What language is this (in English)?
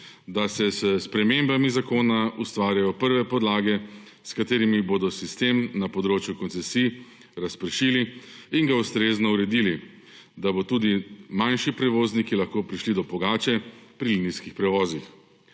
Slovenian